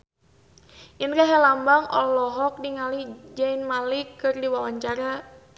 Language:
Sundanese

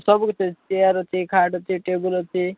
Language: Odia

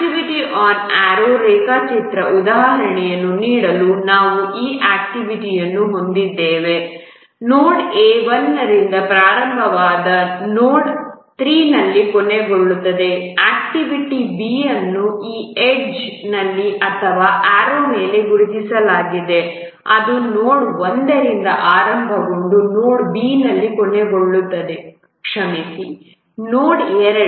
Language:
Kannada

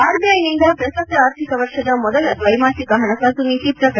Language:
Kannada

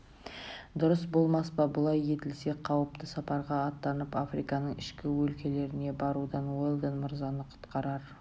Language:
Kazakh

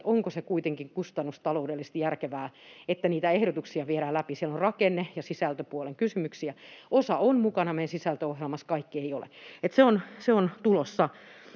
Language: Finnish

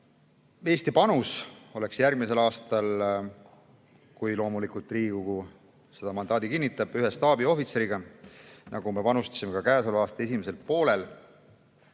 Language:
Estonian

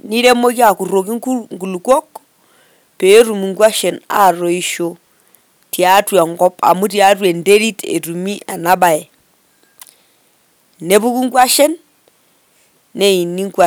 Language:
Masai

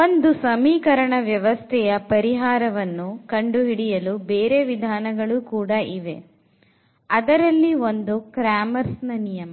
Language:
Kannada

